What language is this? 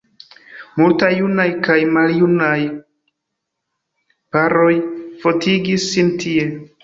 Esperanto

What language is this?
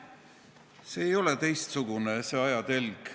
Estonian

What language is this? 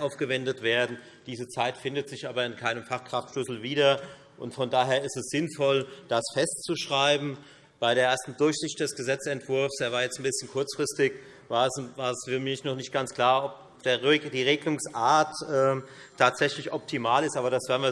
German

